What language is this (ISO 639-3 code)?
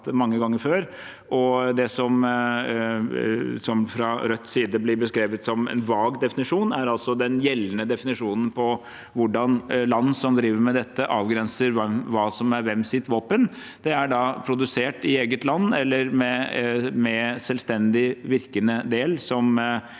nor